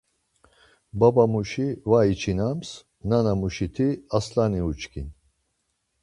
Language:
Laz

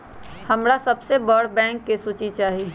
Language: Magahi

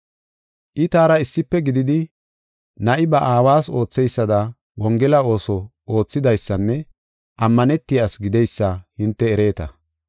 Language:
Gofa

